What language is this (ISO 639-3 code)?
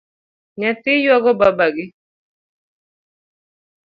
luo